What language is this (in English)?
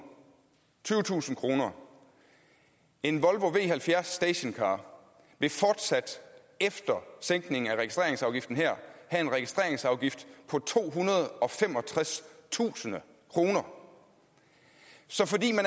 Danish